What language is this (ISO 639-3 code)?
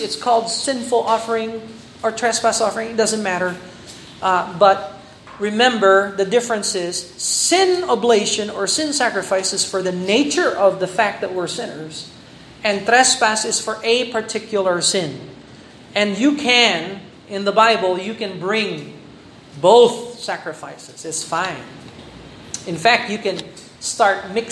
fil